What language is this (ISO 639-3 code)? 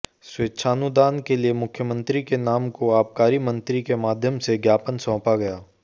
hin